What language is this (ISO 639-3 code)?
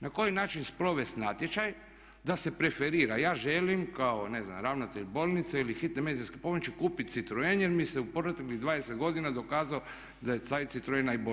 hrv